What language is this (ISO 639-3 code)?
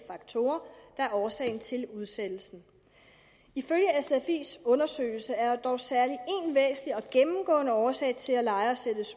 dan